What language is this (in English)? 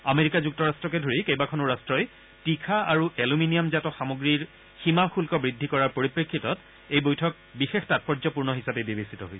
Assamese